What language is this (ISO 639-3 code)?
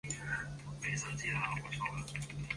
zho